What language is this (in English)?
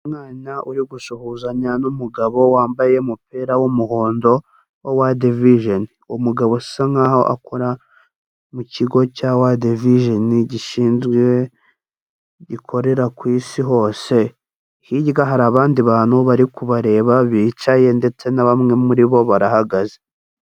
Kinyarwanda